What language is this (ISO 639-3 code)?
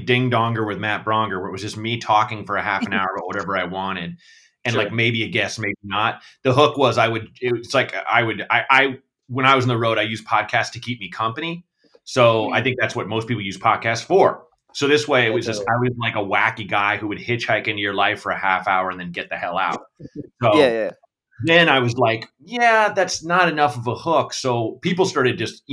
eng